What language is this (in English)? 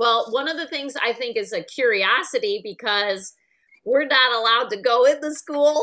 English